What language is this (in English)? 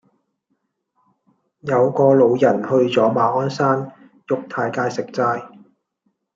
Cantonese